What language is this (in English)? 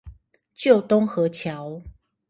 Chinese